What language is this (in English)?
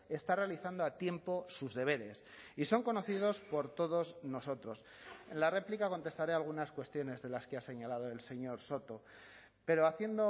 Spanish